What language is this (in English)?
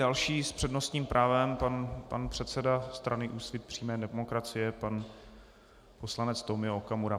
Czech